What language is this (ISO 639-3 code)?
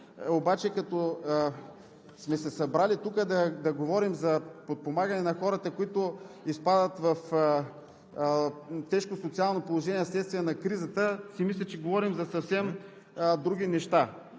bul